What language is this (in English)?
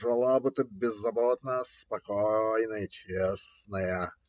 Russian